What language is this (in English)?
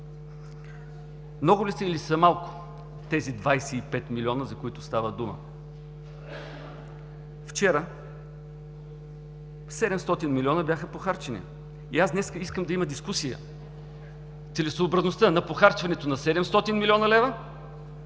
Bulgarian